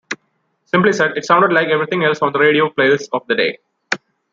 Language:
English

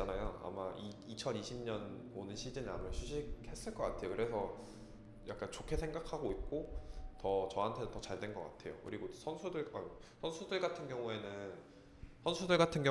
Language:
Korean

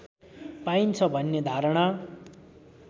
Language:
Nepali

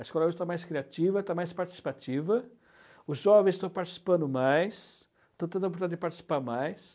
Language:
Portuguese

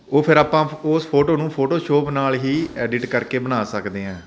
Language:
Punjabi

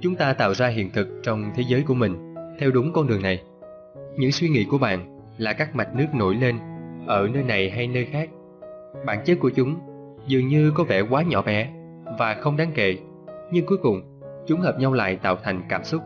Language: Vietnamese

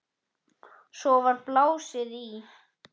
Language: Icelandic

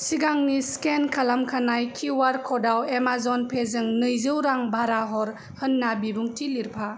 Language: Bodo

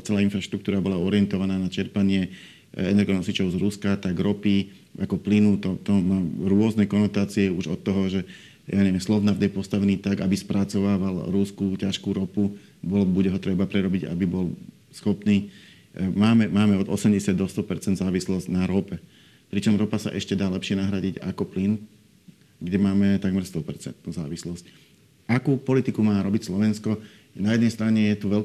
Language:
Slovak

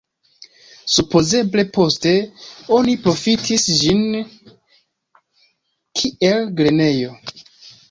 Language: Esperanto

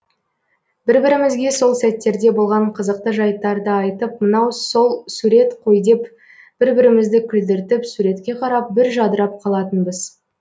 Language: Kazakh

